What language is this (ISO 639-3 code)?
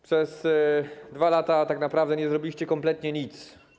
pol